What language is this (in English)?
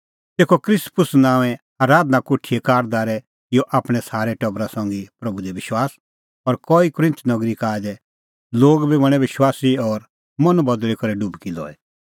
Kullu Pahari